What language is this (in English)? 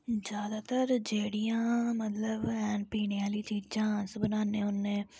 Dogri